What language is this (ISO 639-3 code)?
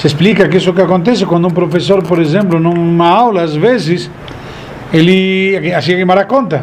por